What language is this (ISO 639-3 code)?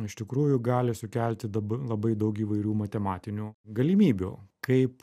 lit